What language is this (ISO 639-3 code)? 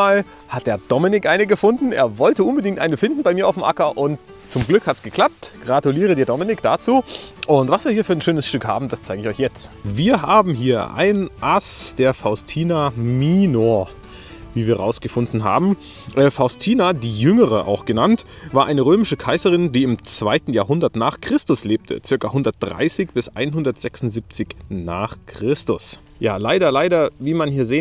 deu